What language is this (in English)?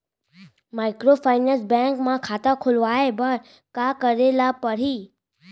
Chhattisgarhi